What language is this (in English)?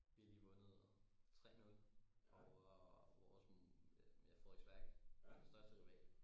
Danish